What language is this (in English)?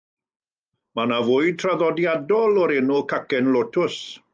Welsh